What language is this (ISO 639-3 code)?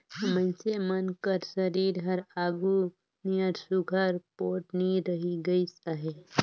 hne